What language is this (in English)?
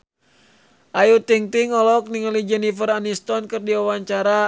Sundanese